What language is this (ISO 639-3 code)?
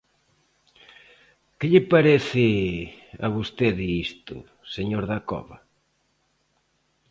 glg